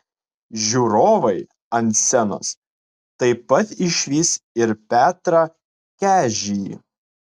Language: Lithuanian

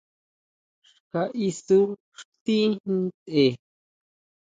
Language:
Huautla Mazatec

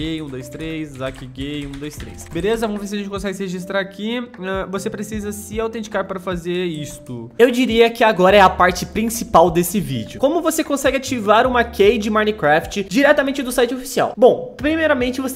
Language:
Portuguese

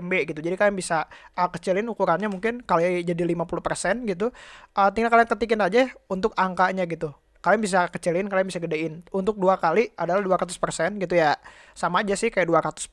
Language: Indonesian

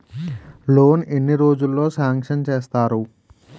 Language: Telugu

